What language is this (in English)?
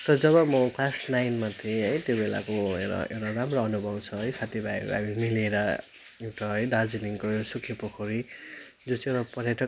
Nepali